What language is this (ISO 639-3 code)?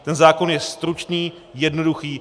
ces